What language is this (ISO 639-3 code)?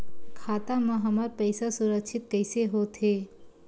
hne